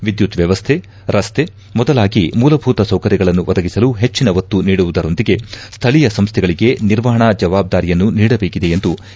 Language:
Kannada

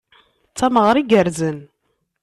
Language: Kabyle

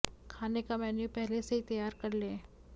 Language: Hindi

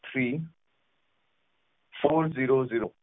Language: Punjabi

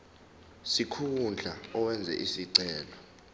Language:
Zulu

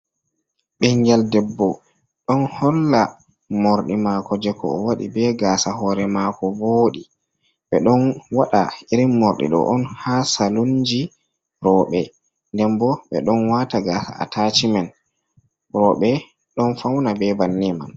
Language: Fula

